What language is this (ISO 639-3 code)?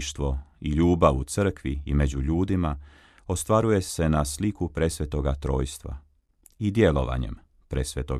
hrv